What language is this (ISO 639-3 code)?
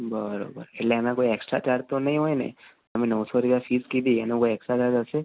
guj